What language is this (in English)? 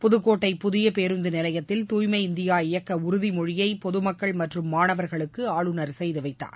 Tamil